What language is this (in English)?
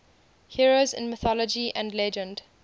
English